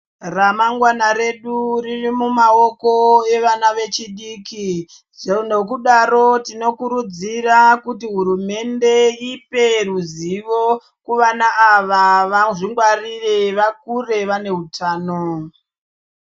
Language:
Ndau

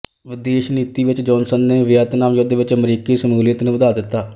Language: Punjabi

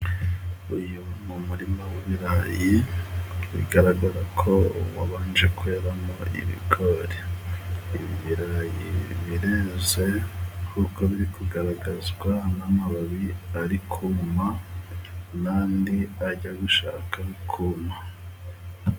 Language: Kinyarwanda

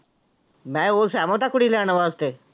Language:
Punjabi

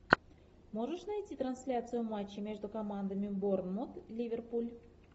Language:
Russian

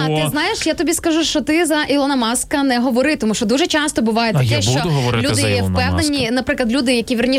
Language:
Ukrainian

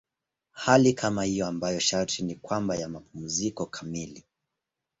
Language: Swahili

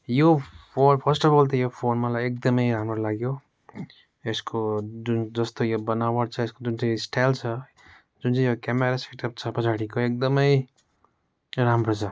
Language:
Nepali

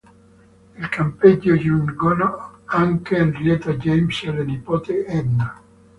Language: Italian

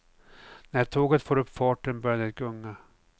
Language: Swedish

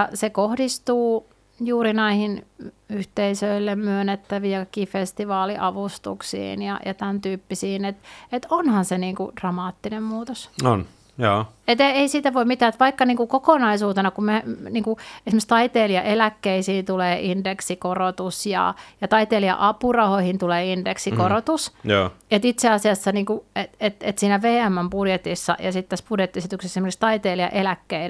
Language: Finnish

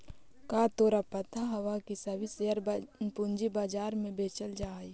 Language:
Magahi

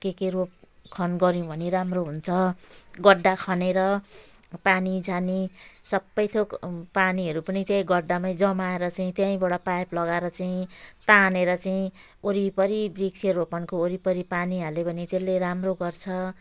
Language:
Nepali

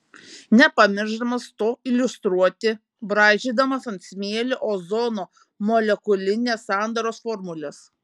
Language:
Lithuanian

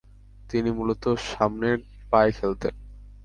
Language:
Bangla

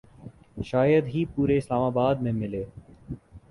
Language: Urdu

